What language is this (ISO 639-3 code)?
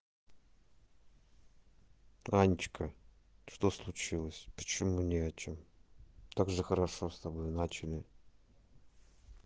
rus